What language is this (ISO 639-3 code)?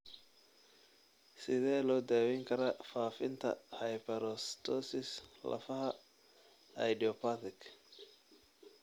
som